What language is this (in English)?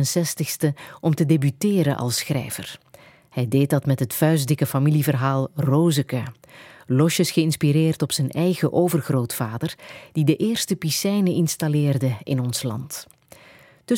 Dutch